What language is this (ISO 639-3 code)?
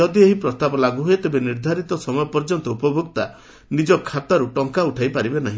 ori